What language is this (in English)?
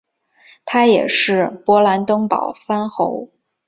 Chinese